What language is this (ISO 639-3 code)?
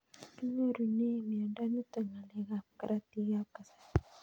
kln